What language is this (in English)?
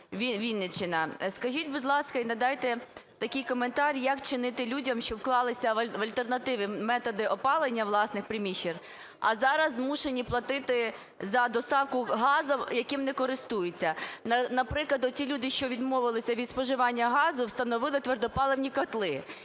Ukrainian